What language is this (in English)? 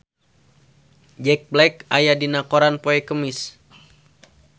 Sundanese